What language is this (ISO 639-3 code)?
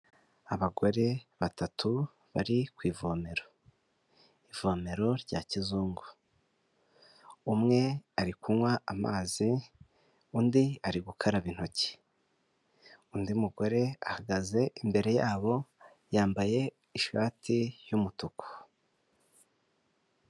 kin